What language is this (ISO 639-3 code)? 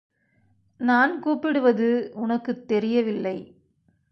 tam